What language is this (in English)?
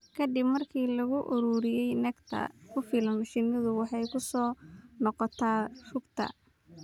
Somali